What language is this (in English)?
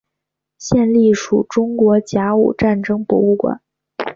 Chinese